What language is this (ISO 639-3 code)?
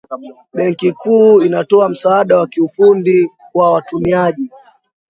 swa